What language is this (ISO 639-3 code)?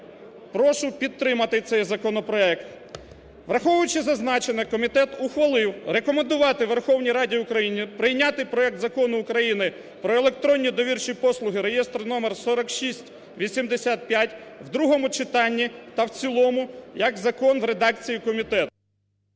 ukr